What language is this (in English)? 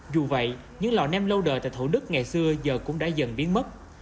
Vietnamese